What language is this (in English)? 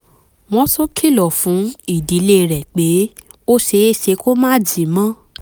Yoruba